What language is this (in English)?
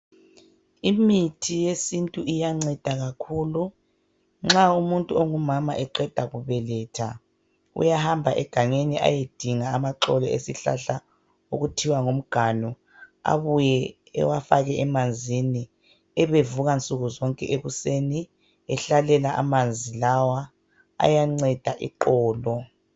North Ndebele